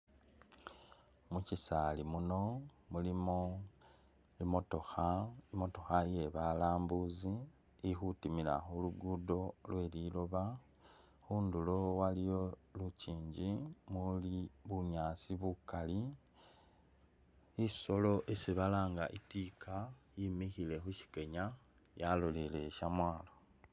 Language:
Masaaba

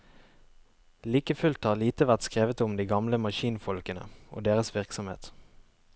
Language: Norwegian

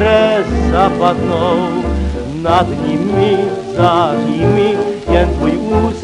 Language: Czech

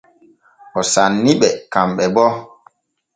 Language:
Borgu Fulfulde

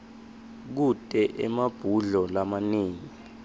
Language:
Swati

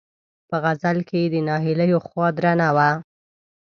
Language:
Pashto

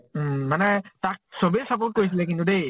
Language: Assamese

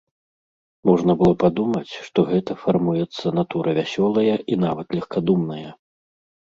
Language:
Belarusian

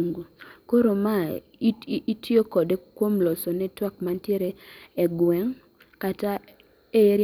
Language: Luo (Kenya and Tanzania)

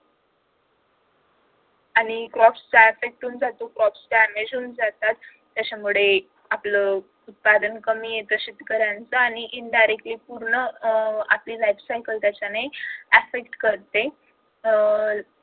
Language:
Marathi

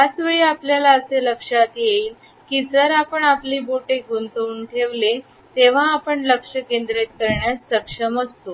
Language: Marathi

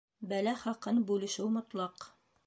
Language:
Bashkir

